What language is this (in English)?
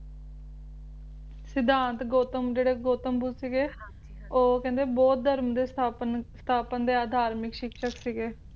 Punjabi